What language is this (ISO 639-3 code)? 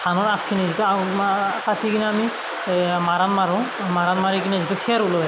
asm